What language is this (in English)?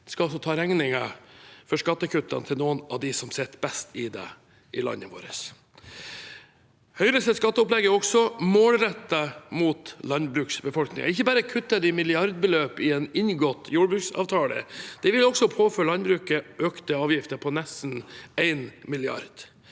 Norwegian